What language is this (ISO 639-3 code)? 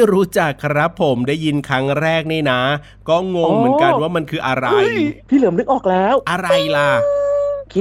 tha